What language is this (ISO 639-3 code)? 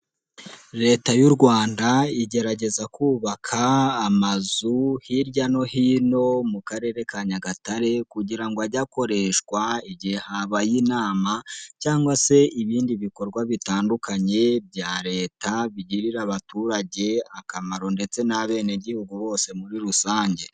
kin